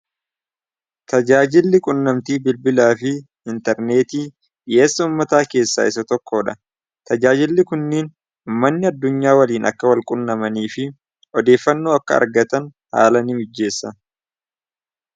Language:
Oromo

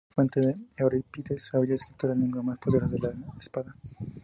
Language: Spanish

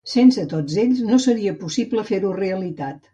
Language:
Catalan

